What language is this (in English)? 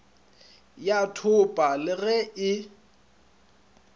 Northern Sotho